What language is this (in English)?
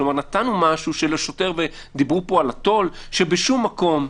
Hebrew